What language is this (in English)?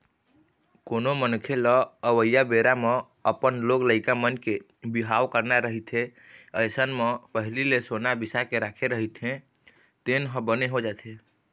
Chhattisgarhi